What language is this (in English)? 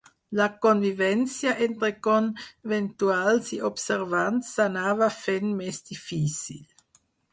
Catalan